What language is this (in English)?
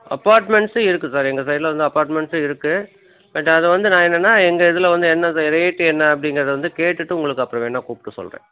Tamil